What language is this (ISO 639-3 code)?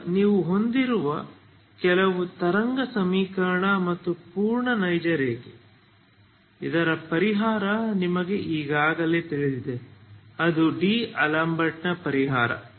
kan